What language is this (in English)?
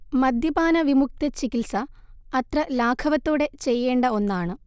Malayalam